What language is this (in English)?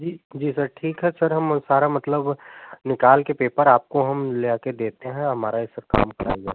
Hindi